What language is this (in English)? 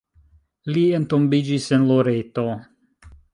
Esperanto